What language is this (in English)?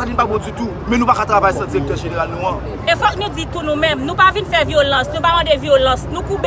French